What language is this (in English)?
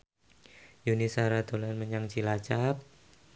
Javanese